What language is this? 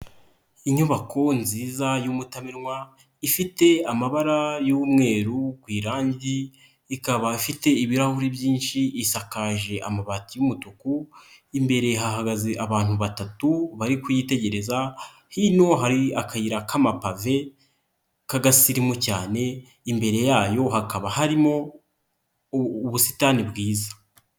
Kinyarwanda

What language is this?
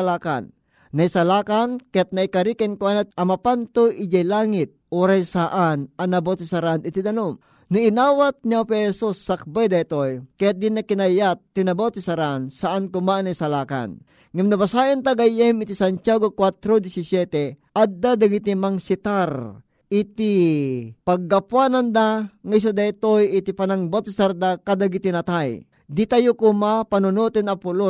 Filipino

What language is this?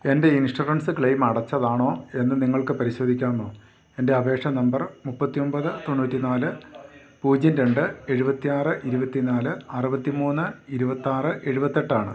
Malayalam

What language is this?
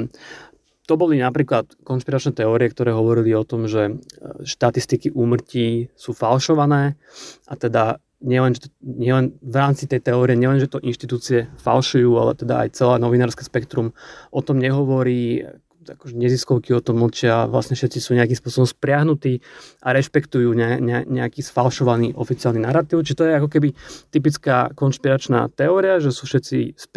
Slovak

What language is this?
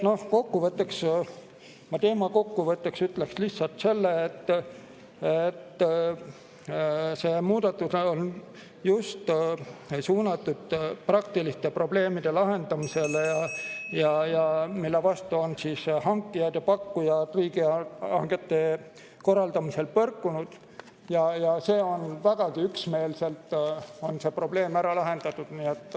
Estonian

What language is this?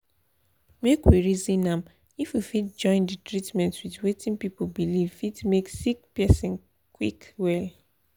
Nigerian Pidgin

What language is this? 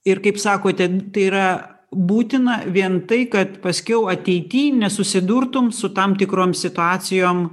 Lithuanian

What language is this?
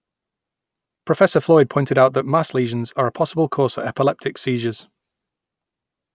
English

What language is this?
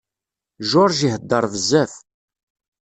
Kabyle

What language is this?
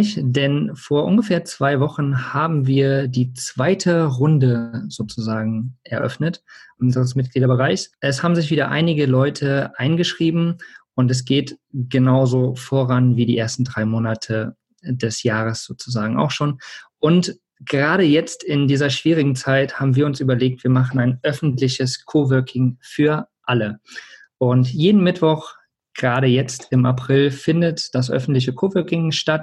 German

